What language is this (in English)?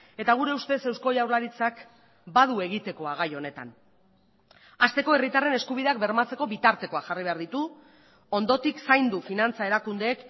Basque